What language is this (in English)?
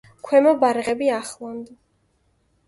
Georgian